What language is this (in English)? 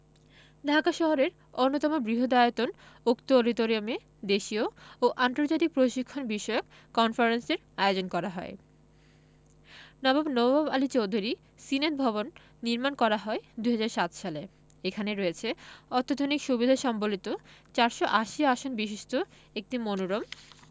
Bangla